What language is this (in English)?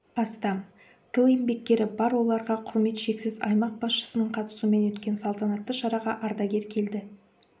Kazakh